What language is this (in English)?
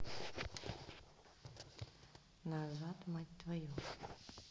Russian